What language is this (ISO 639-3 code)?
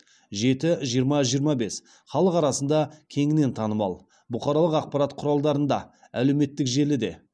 kaz